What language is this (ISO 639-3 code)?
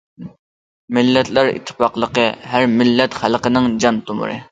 uig